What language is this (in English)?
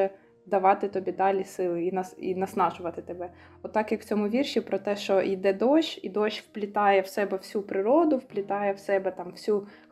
Ukrainian